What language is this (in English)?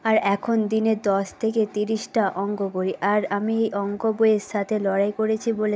Bangla